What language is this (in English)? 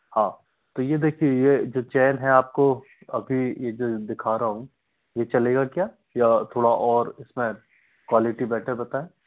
Hindi